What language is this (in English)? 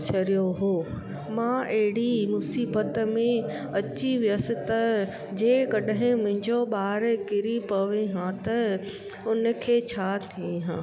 Sindhi